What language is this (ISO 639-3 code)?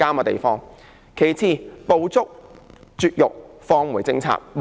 yue